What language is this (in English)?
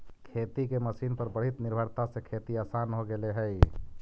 Magahi